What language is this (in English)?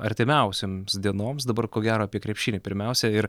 Lithuanian